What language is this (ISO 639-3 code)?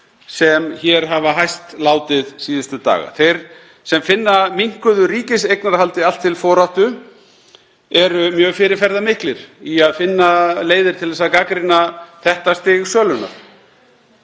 isl